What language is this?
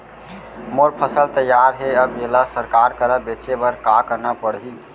Chhattisgarhi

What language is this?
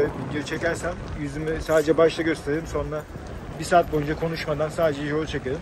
Turkish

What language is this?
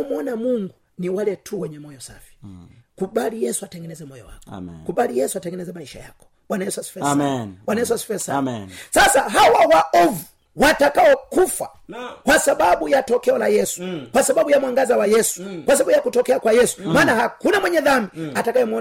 Swahili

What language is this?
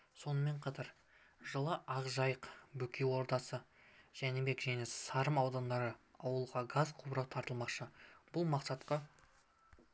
Kazakh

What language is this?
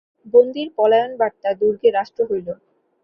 Bangla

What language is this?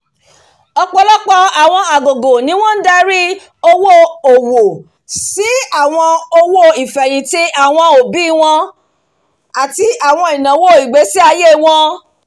Yoruba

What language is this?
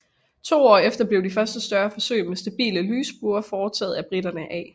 Danish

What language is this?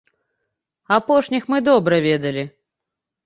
Belarusian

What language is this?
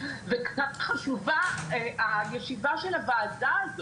Hebrew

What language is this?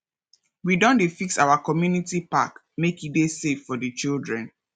Nigerian Pidgin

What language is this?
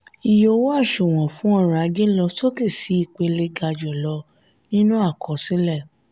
Yoruba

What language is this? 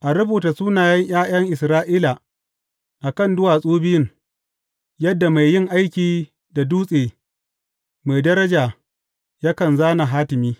Hausa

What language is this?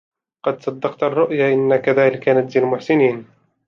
Arabic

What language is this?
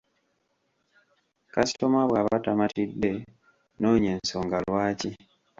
Ganda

